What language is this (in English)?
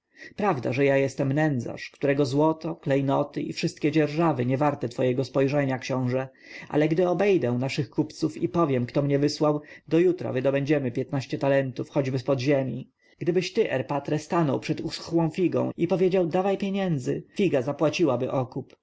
Polish